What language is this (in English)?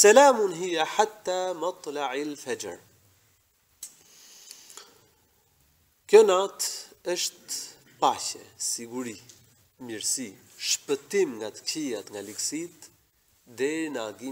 Arabic